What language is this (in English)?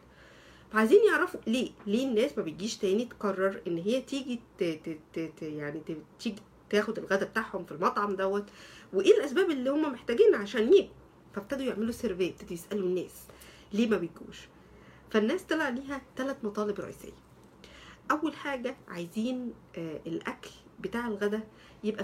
Arabic